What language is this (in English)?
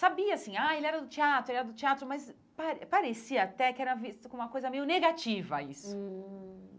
Portuguese